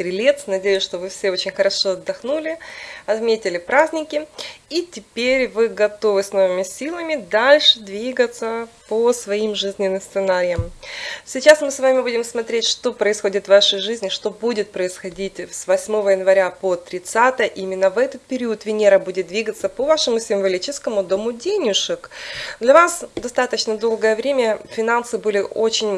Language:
Russian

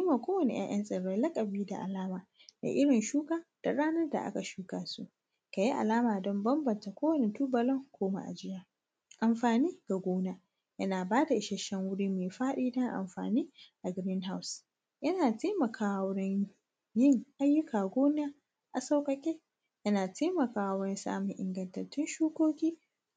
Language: Hausa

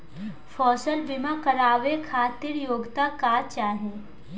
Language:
Bhojpuri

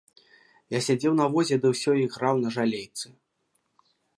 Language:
Belarusian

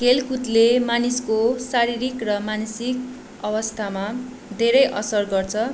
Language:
Nepali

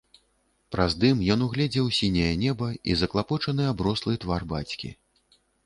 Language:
Belarusian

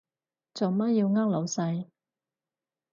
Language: Cantonese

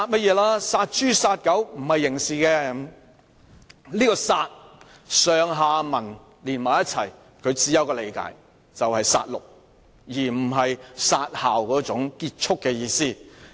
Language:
Cantonese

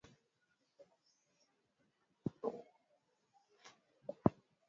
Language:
Swahili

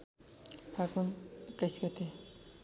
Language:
Nepali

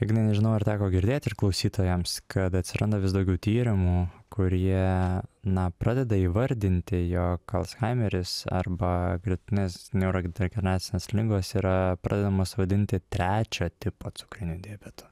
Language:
Lithuanian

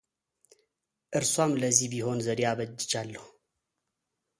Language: Amharic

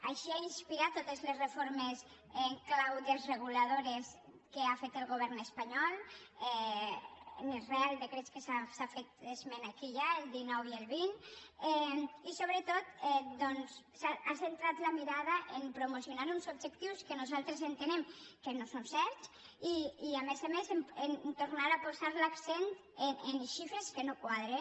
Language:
Catalan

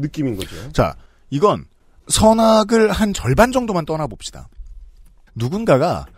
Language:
Korean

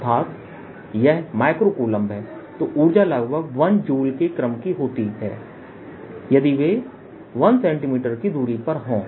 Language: Hindi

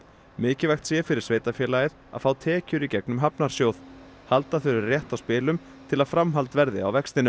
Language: Icelandic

